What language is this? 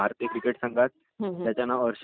Marathi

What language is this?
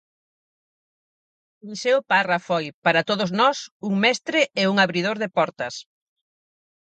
Galician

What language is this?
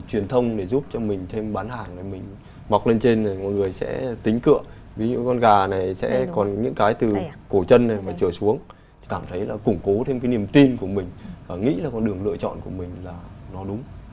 Vietnamese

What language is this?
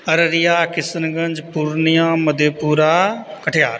Maithili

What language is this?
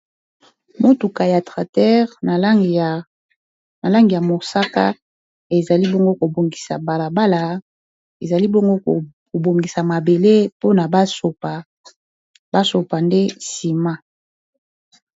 Lingala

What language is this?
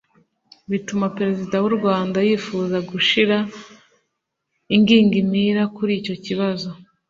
Kinyarwanda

